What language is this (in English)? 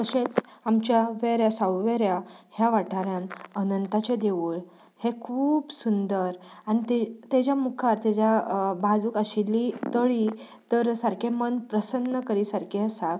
Konkani